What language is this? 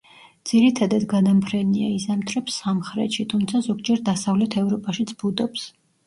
Georgian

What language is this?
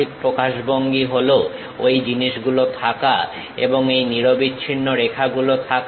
Bangla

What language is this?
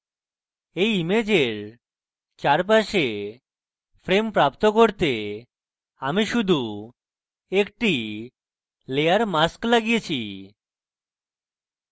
Bangla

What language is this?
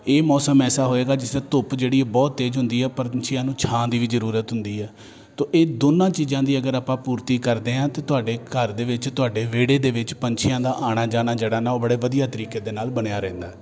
Punjabi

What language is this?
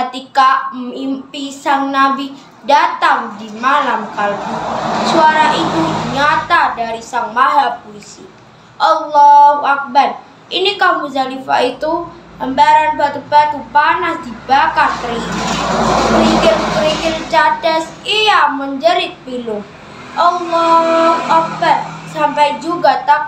Indonesian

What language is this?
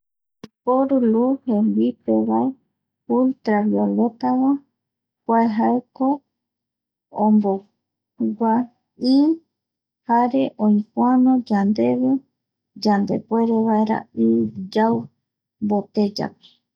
Eastern Bolivian Guaraní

